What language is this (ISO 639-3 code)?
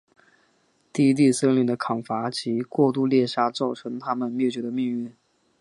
zho